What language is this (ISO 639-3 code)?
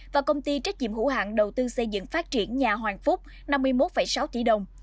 vie